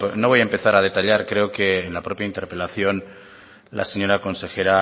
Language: Spanish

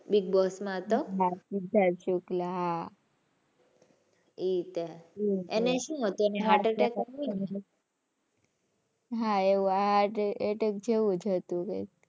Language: Gujarati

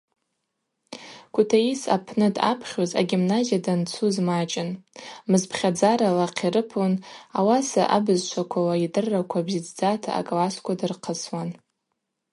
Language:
Abaza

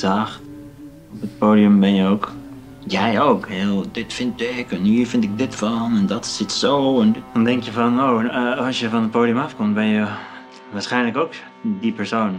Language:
Dutch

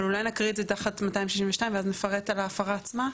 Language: Hebrew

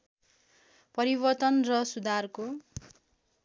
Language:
Nepali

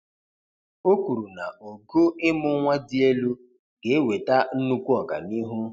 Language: Igbo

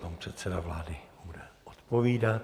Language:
Czech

